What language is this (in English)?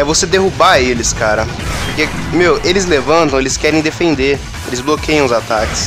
Portuguese